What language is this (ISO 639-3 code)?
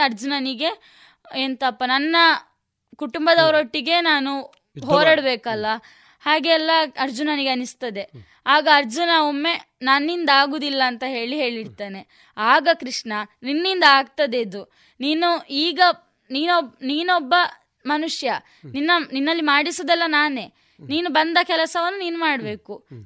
kan